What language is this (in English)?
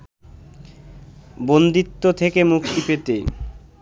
Bangla